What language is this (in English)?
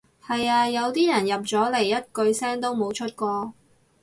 Cantonese